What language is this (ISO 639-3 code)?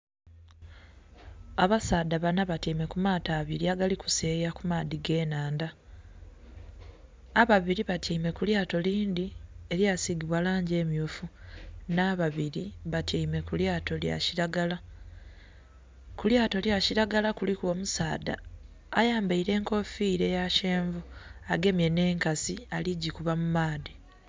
xog